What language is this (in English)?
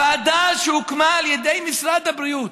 Hebrew